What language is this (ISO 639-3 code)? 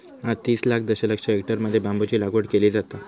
mar